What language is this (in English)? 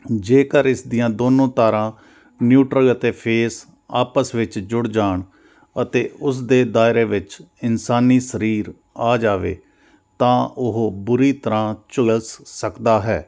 Punjabi